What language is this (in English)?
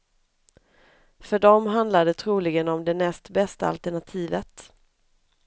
Swedish